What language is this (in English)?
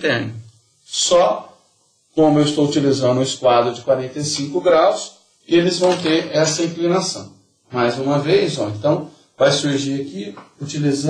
Portuguese